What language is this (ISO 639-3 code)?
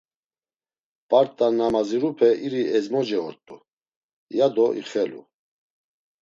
lzz